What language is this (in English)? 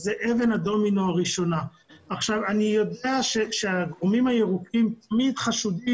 Hebrew